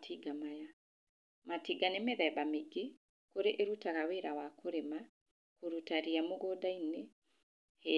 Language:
Kikuyu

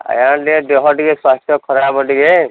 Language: Odia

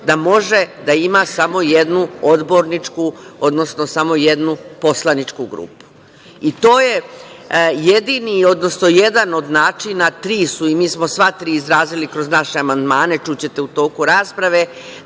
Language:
Serbian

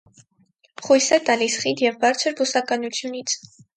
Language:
Armenian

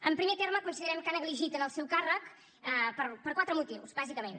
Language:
Catalan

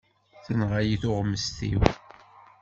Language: Kabyle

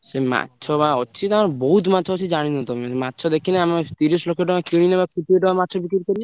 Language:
Odia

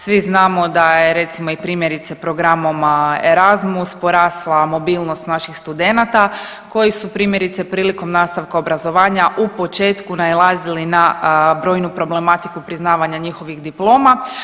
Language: Croatian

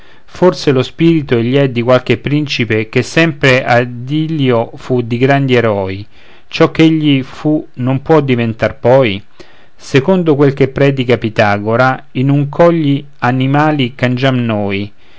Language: Italian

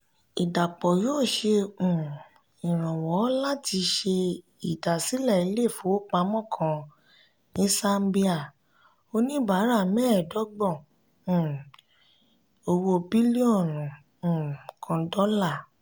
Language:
Yoruba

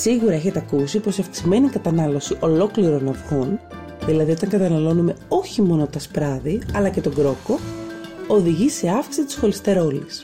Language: Greek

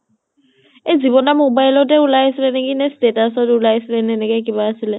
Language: Assamese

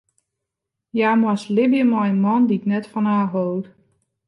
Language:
Western Frisian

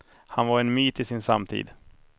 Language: Swedish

